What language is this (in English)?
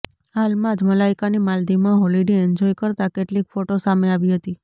Gujarati